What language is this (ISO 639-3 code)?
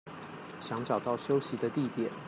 zho